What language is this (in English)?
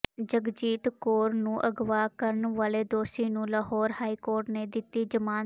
Punjabi